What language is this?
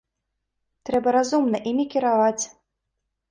Belarusian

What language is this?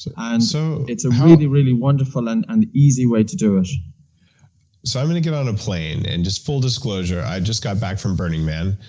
English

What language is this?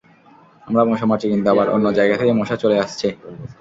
Bangla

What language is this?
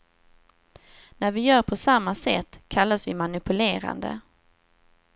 Swedish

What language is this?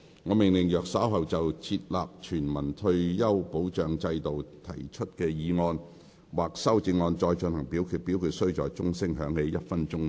Cantonese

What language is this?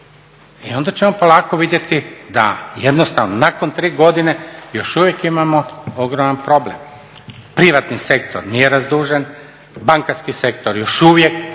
Croatian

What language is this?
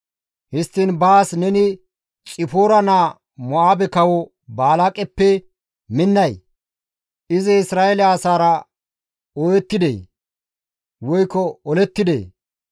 Gamo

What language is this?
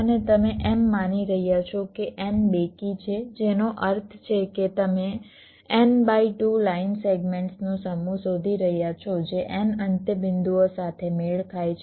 Gujarati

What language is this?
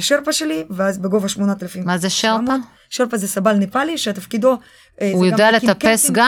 Hebrew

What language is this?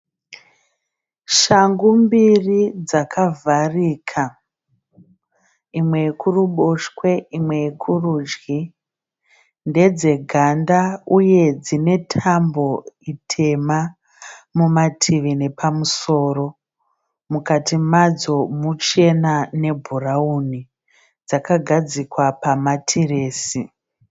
Shona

